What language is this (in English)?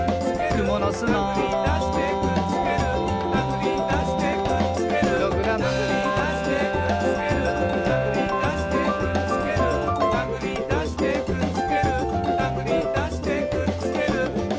Japanese